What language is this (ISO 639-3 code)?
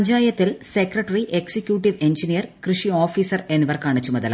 mal